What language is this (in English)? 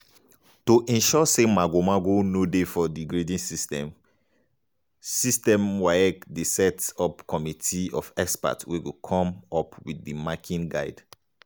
Nigerian Pidgin